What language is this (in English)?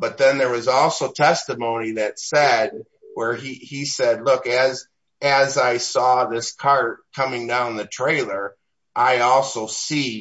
English